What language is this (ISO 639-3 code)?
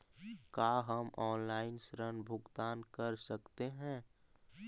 mag